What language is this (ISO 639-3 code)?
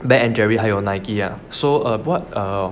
eng